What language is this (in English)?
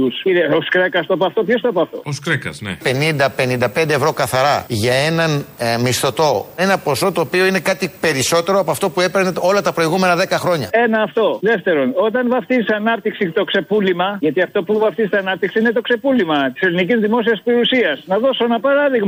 Greek